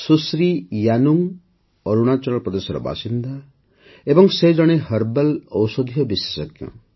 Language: Odia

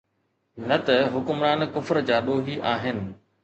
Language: Sindhi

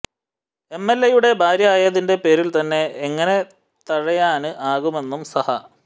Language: Malayalam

